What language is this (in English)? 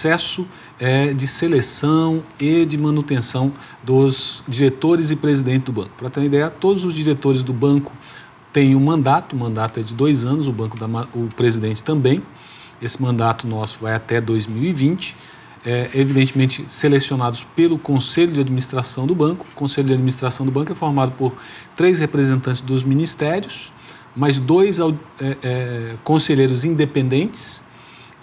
Portuguese